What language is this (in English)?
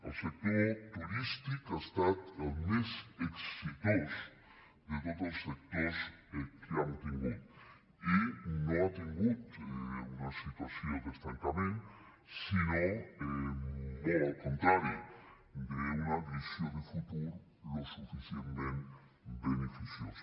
Catalan